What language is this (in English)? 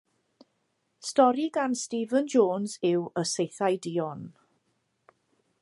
Welsh